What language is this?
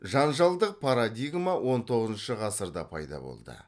Kazakh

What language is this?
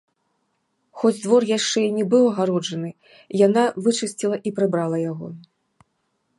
Belarusian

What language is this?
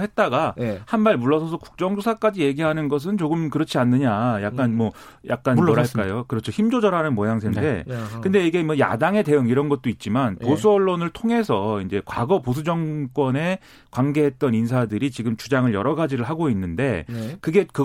Korean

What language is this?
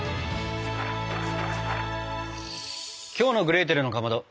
Japanese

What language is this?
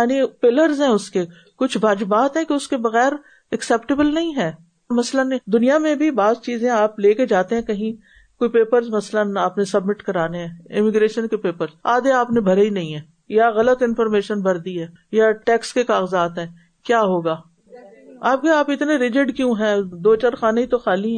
Urdu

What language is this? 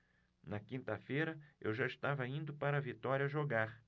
Portuguese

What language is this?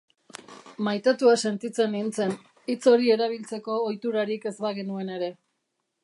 Basque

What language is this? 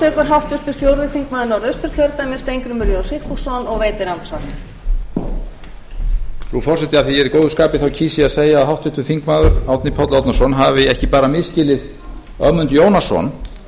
Icelandic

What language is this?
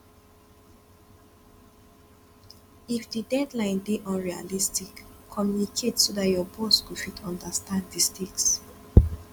Nigerian Pidgin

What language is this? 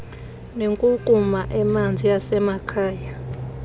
Xhosa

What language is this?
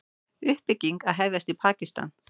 Icelandic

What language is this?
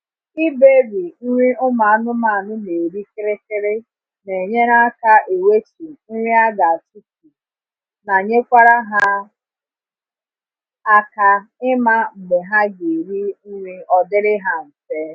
Igbo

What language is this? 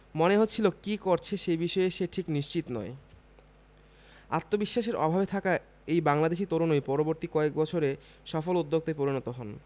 Bangla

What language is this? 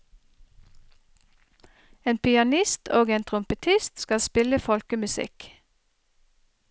Norwegian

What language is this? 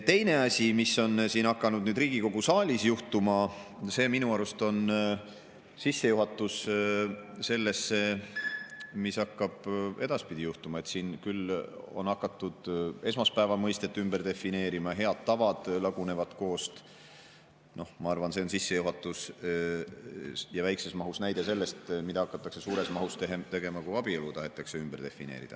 Estonian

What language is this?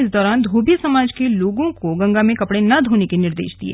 Hindi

